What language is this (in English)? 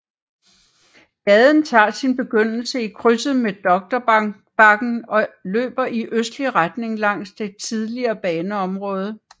Danish